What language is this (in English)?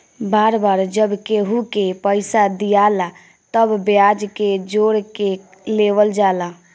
Bhojpuri